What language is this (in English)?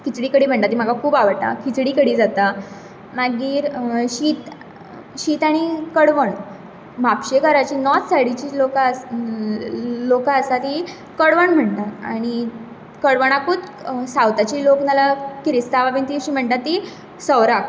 Konkani